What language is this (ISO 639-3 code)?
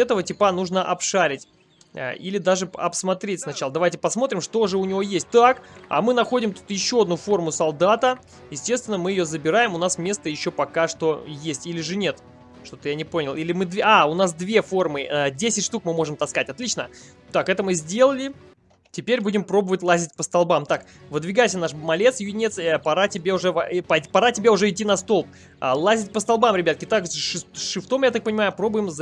rus